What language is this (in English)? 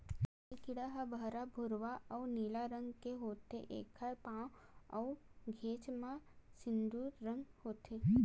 Chhattisgarhi